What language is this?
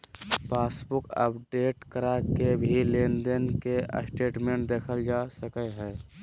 Magahi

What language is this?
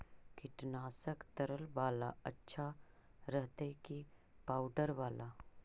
Magahi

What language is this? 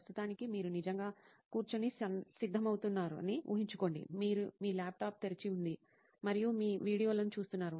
Telugu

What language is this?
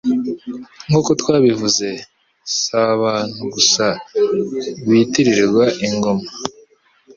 Kinyarwanda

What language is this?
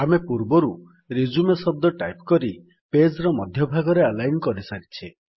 Odia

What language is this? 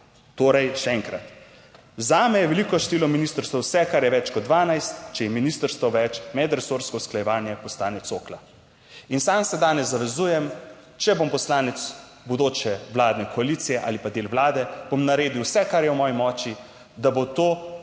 Slovenian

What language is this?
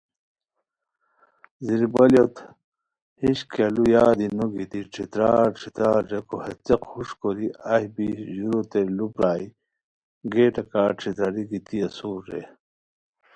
Khowar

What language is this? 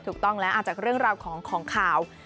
Thai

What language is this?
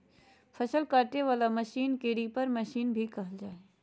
Magahi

